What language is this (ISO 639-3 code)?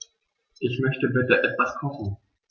deu